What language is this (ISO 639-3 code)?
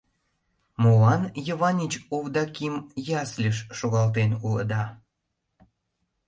chm